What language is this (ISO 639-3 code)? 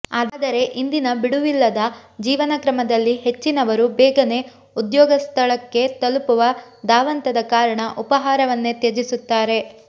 kan